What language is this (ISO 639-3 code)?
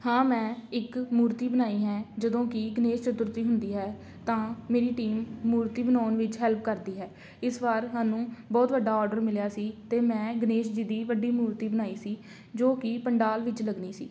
pan